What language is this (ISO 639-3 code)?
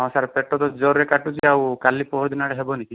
ori